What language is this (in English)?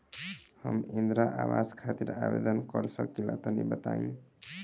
Bhojpuri